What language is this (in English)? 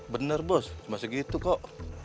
Indonesian